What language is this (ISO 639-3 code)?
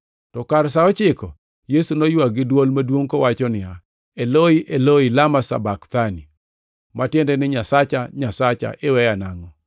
luo